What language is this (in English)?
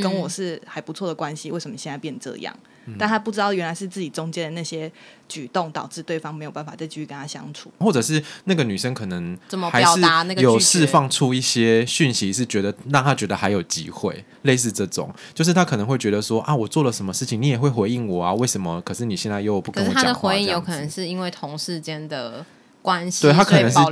Chinese